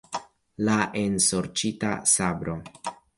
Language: Esperanto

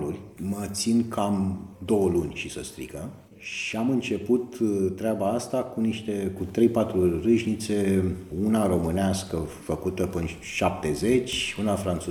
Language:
Romanian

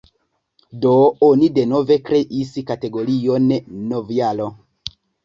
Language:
Esperanto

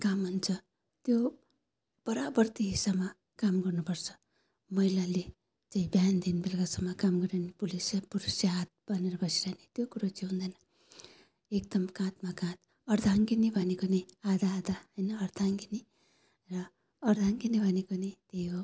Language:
Nepali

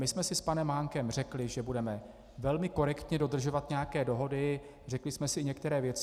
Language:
Czech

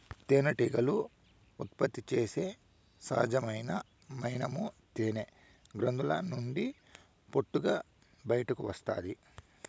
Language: Telugu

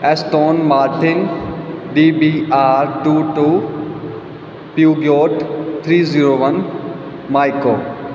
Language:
Punjabi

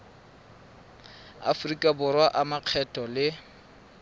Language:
Tswana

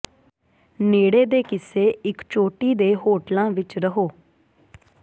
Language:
Punjabi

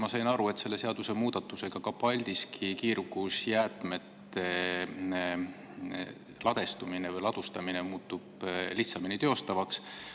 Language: Estonian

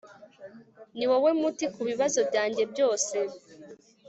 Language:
Kinyarwanda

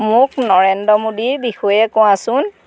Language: Assamese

